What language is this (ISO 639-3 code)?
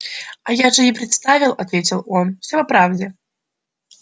rus